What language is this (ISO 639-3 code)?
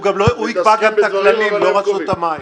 heb